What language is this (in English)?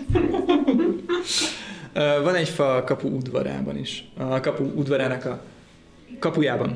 Hungarian